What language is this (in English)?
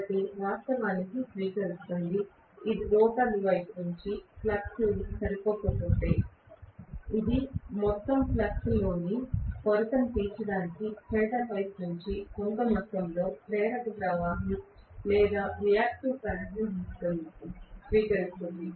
Telugu